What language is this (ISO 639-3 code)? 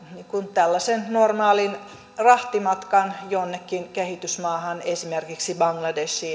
fin